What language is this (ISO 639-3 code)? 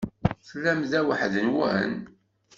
kab